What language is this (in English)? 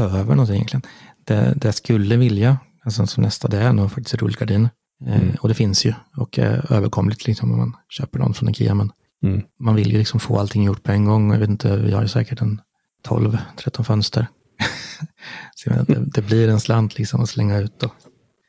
Swedish